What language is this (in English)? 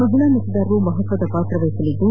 Kannada